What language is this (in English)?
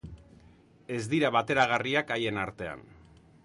Basque